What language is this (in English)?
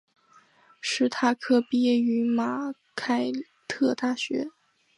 Chinese